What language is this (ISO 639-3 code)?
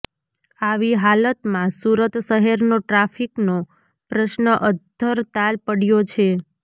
guj